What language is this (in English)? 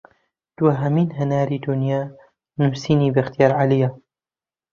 Central Kurdish